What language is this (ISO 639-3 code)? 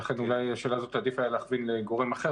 heb